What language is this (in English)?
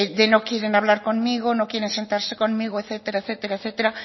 Spanish